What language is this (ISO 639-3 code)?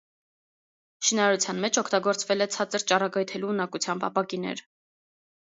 hye